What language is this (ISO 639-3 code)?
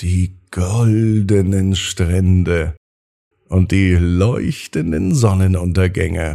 deu